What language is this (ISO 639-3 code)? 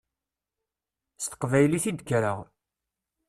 kab